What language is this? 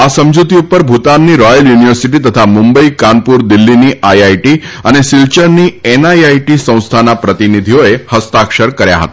Gujarati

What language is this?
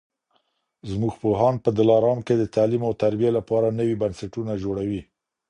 Pashto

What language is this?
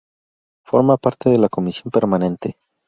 Spanish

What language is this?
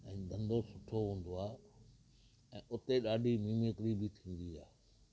Sindhi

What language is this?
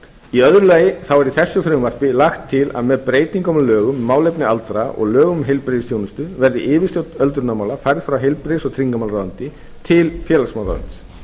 Icelandic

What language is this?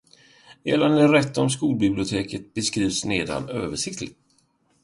Swedish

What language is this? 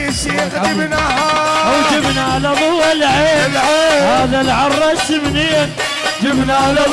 Arabic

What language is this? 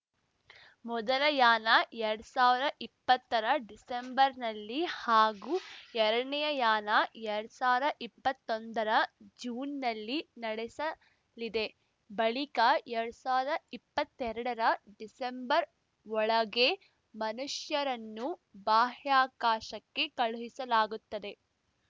Kannada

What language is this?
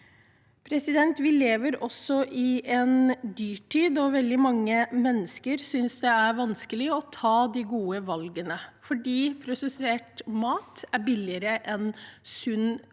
Norwegian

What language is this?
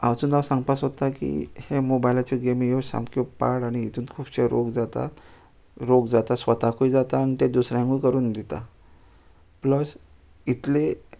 Konkani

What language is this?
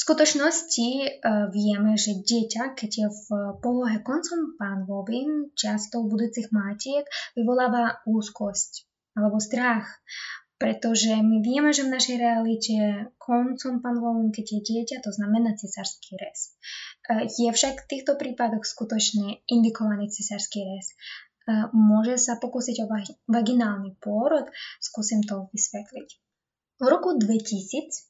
Slovak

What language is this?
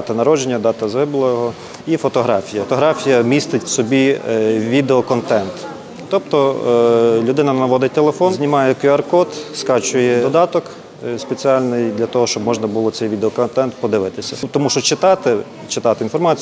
Ukrainian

